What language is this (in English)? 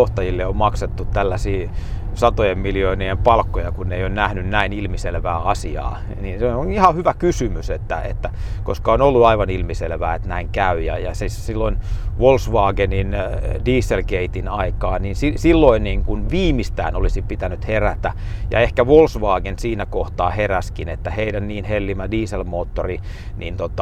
Finnish